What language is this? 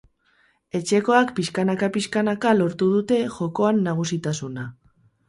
Basque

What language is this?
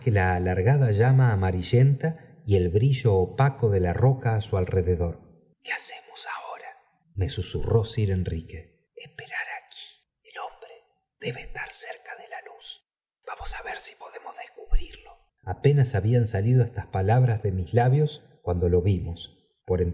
Spanish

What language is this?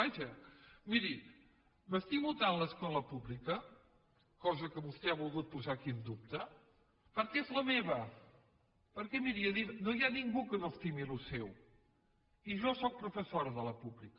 Catalan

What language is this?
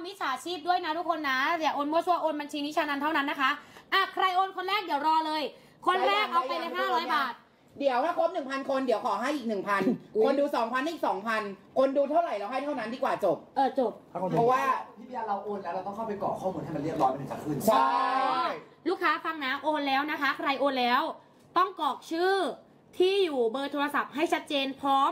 Thai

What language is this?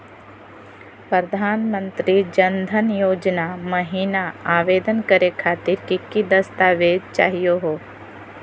Magahi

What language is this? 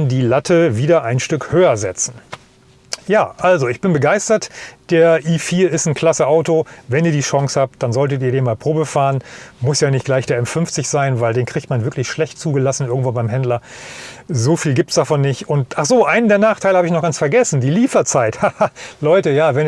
German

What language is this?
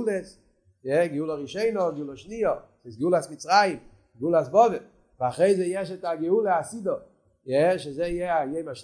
Hebrew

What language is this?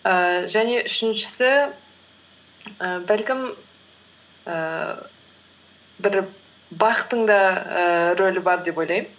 Kazakh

